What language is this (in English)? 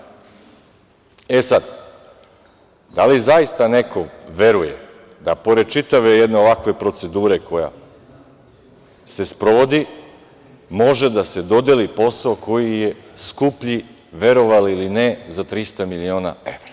Serbian